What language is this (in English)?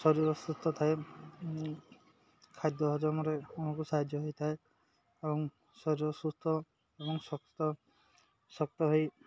Odia